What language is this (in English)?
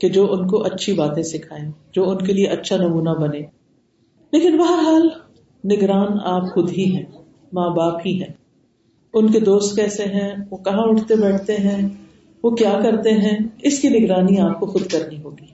Urdu